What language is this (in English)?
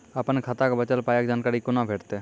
Maithili